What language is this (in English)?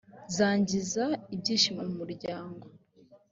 Kinyarwanda